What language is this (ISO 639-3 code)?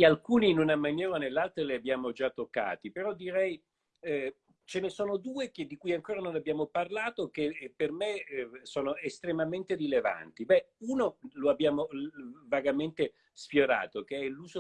ita